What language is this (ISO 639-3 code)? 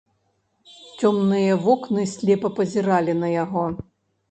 bel